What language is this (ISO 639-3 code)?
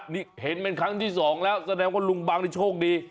tha